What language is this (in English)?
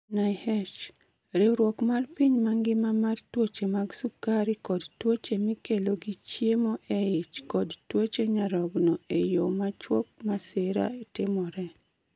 Luo (Kenya and Tanzania)